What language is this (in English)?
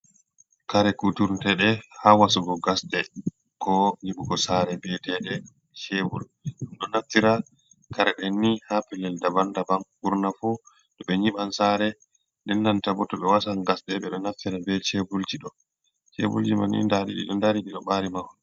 Fula